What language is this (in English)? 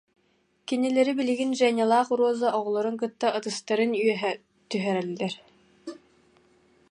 Yakut